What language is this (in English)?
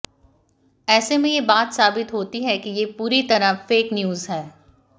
Hindi